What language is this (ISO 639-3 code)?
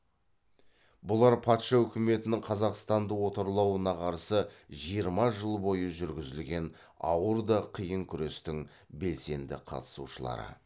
kaz